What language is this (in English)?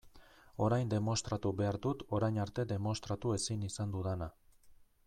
Basque